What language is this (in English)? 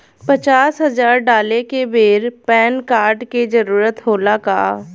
Bhojpuri